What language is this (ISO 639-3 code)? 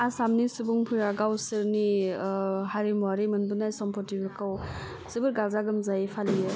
brx